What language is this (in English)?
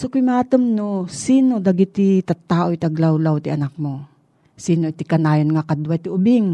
Filipino